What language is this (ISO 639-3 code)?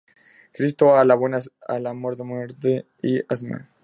spa